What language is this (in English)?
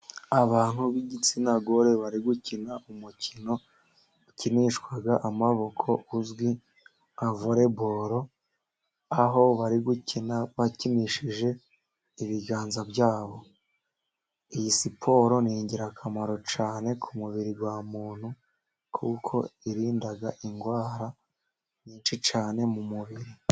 Kinyarwanda